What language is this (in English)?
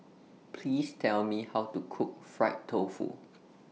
English